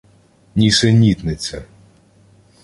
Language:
Ukrainian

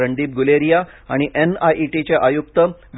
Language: Marathi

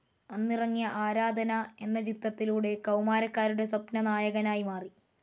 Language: Malayalam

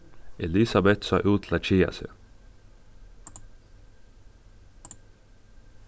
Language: Faroese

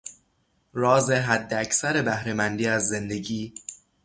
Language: Persian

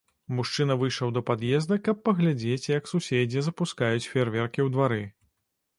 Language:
Belarusian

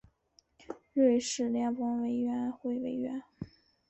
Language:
Chinese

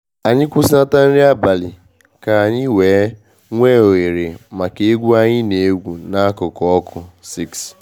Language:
Igbo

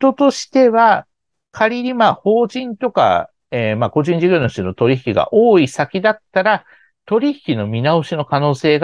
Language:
Japanese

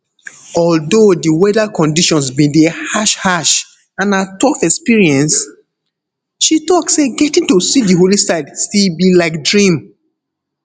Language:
Nigerian Pidgin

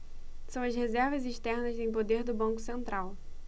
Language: Portuguese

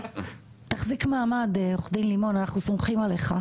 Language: Hebrew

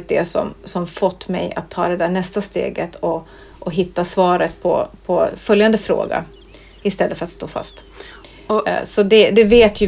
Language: Swedish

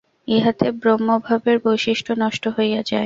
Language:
Bangla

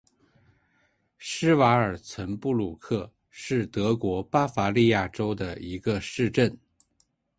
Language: Chinese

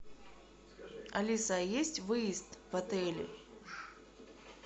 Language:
Russian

